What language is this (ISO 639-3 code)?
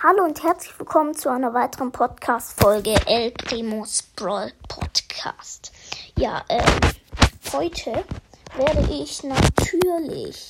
deu